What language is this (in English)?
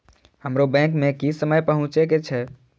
Maithili